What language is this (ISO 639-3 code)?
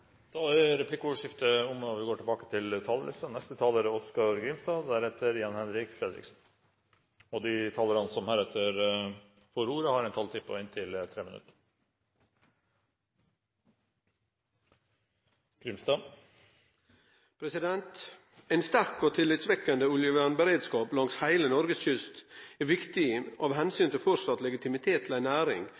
nor